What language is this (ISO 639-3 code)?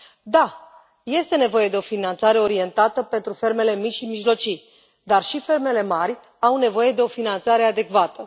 ron